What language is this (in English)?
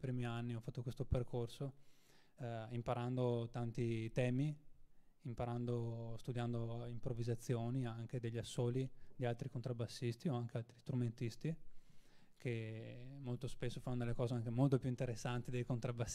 Italian